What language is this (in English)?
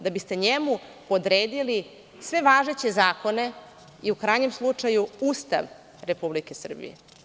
Serbian